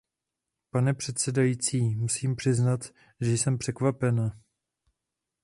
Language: Czech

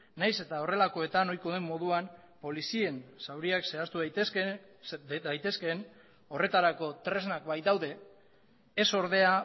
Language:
Basque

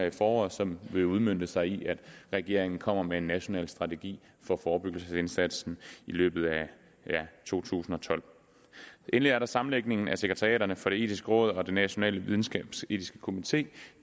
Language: Danish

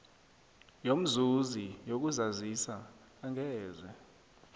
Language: South Ndebele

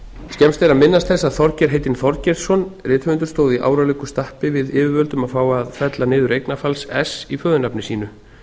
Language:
Icelandic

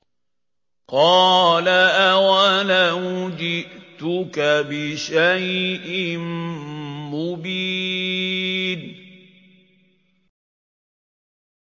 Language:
Arabic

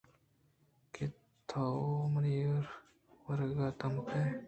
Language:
Eastern Balochi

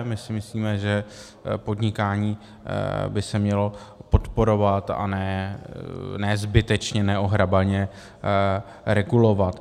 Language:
Czech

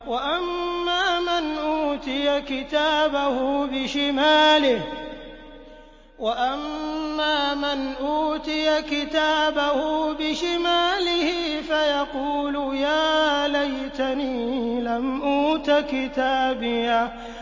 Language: Arabic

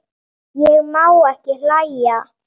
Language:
Icelandic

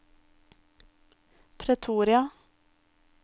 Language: Norwegian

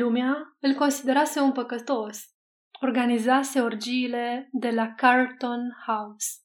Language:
Romanian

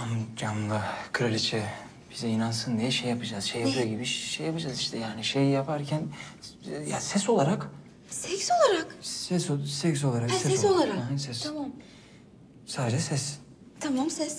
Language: Turkish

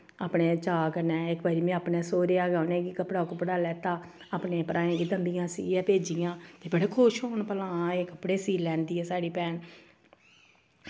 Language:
Dogri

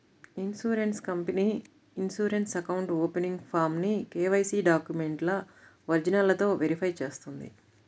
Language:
Telugu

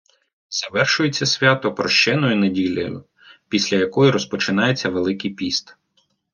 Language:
Ukrainian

